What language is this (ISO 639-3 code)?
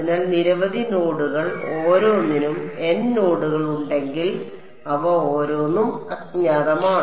mal